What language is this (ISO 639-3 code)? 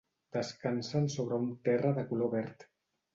cat